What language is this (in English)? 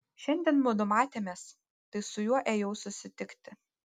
Lithuanian